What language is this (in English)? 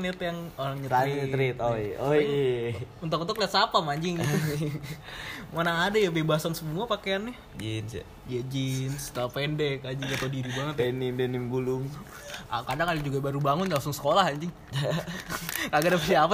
Indonesian